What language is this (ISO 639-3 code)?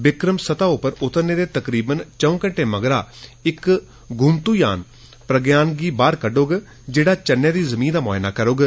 doi